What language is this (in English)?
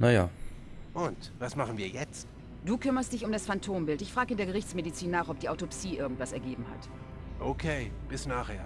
German